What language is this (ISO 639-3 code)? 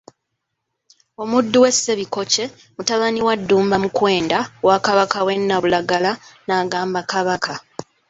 lug